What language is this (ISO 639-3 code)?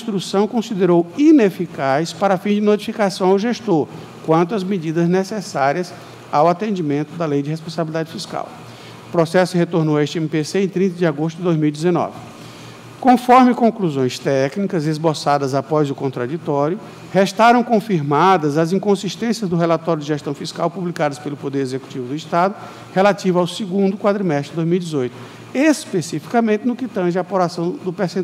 por